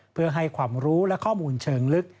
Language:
Thai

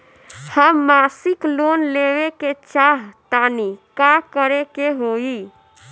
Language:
Bhojpuri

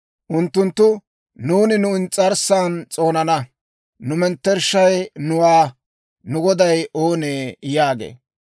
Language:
Dawro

